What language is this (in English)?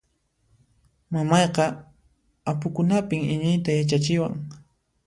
Puno Quechua